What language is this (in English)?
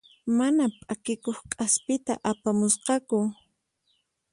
Puno Quechua